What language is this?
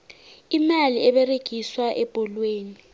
South Ndebele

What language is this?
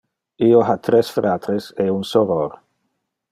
Interlingua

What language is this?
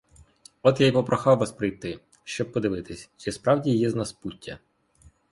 Ukrainian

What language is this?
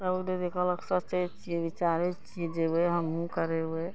Maithili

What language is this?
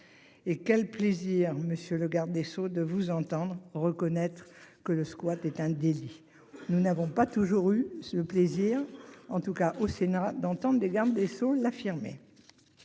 French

